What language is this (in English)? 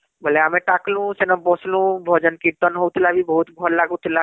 Odia